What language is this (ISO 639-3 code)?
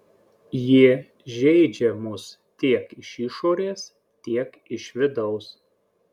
lit